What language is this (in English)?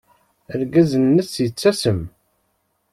Kabyle